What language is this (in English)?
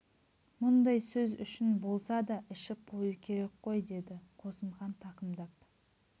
Kazakh